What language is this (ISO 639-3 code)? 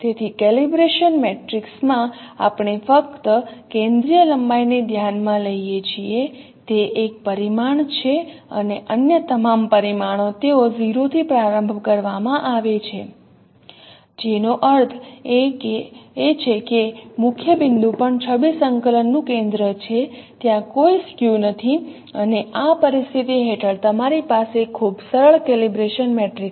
guj